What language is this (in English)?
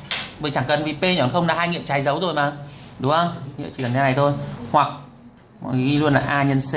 Vietnamese